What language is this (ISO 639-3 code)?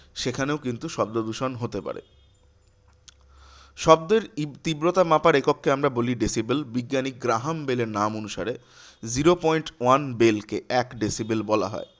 ben